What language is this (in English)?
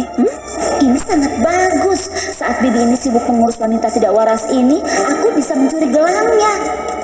Indonesian